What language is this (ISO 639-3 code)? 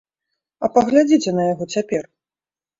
bel